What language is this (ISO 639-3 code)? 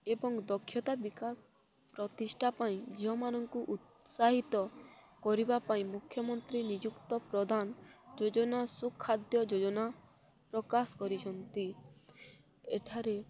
ori